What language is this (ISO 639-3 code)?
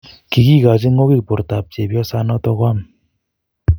kln